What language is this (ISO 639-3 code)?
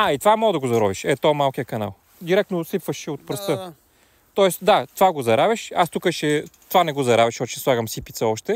bul